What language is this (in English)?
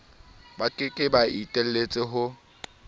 Southern Sotho